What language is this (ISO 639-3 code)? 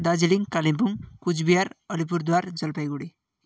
nep